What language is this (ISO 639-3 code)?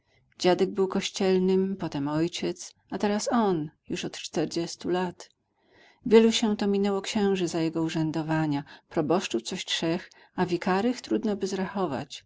pol